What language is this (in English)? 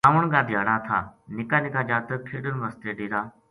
Gujari